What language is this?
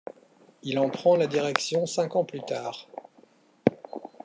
French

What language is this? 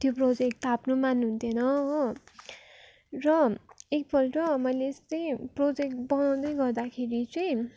Nepali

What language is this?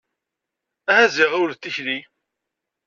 Kabyle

